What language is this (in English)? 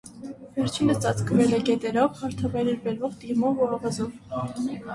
Armenian